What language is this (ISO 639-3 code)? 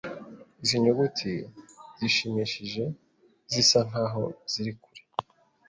kin